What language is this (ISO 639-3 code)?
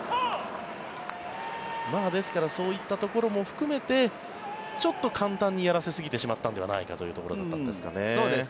jpn